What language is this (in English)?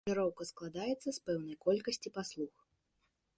Belarusian